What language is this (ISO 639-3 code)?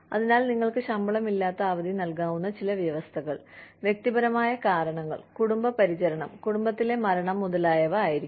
mal